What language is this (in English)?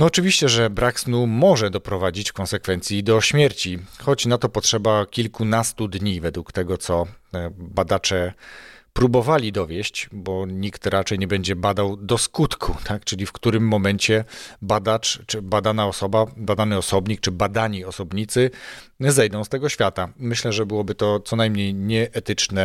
Polish